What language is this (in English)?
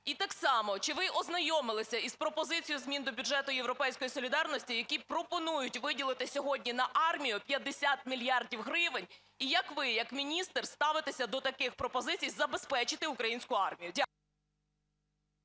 Ukrainian